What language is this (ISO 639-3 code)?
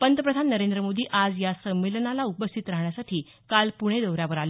mar